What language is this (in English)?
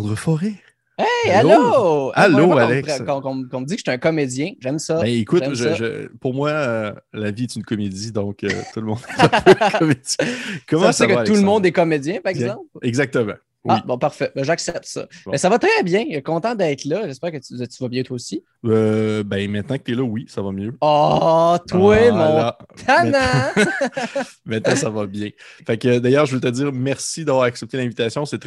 French